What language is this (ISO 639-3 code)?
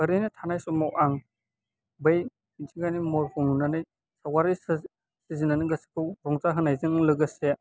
brx